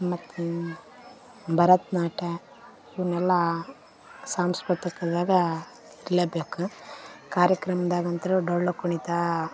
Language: Kannada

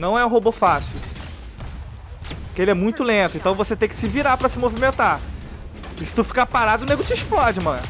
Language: Portuguese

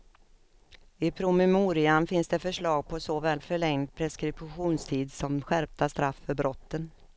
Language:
Swedish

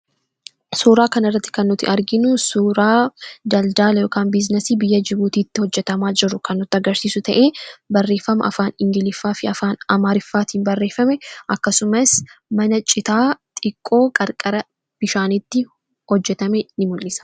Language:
Oromo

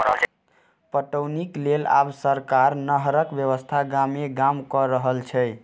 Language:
Maithili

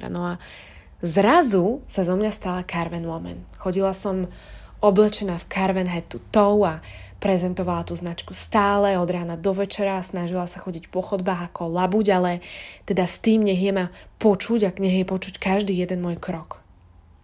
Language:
Slovak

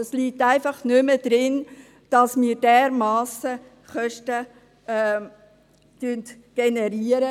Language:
Swiss German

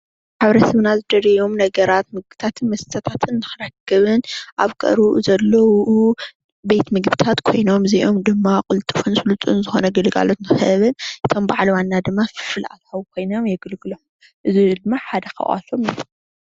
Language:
Tigrinya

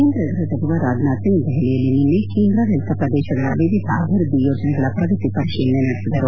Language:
Kannada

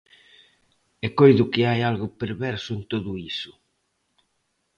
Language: Galician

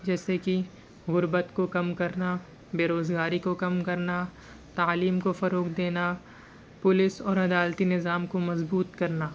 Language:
Urdu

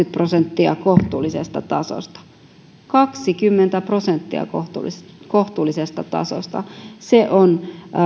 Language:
Finnish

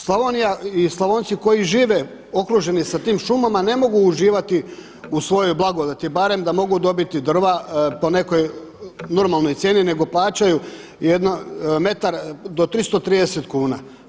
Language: Croatian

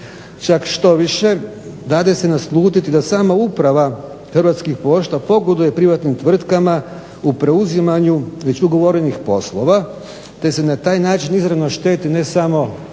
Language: Croatian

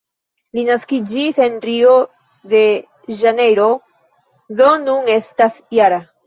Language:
Esperanto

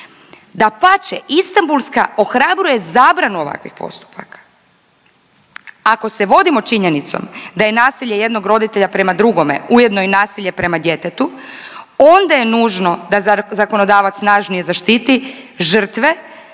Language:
Croatian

